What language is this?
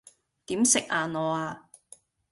Cantonese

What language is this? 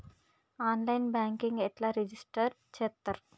Telugu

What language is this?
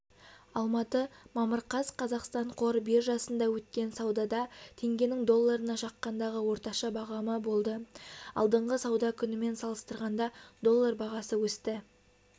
Kazakh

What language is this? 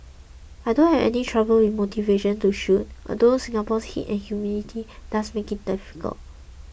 English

